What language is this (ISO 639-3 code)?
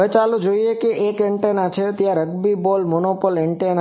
guj